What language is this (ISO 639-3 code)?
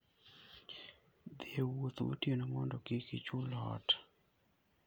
luo